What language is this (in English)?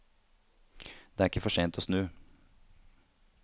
Norwegian